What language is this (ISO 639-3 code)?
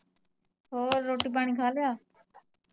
pan